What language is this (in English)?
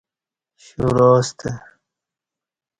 Kati